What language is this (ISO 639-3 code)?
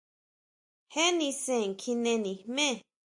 mau